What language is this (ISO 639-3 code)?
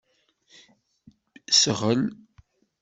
kab